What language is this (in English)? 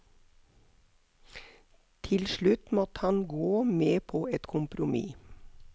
Norwegian